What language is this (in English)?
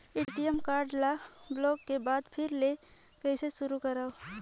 Chhattisgarhi